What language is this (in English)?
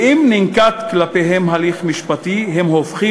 Hebrew